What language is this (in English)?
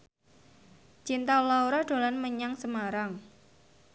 Javanese